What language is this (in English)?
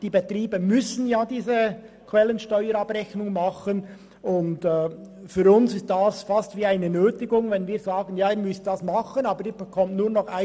Swiss German